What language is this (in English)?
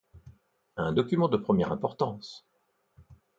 French